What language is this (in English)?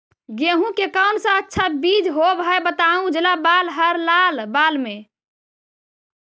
Magahi